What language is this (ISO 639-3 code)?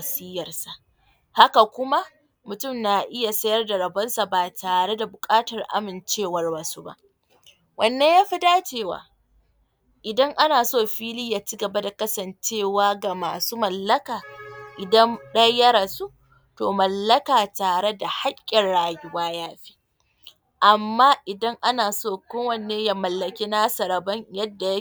hau